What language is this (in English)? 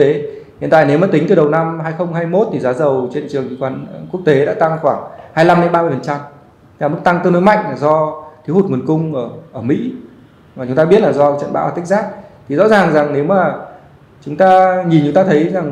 Vietnamese